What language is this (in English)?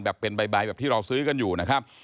Thai